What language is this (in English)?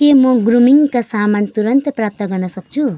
Nepali